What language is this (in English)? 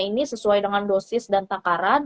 Indonesian